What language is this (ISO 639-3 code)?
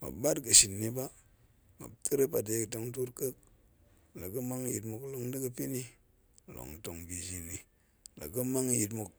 ank